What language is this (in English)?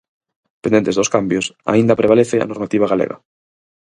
Galician